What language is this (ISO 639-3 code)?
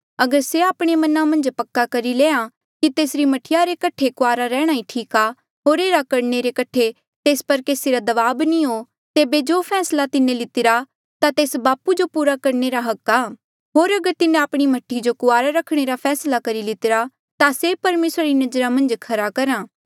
mjl